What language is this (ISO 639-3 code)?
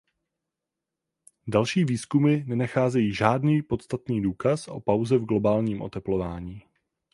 ces